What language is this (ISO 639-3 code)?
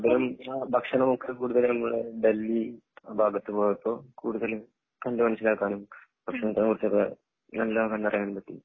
mal